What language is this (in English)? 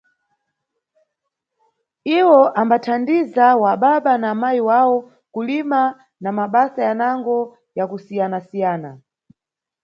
Nyungwe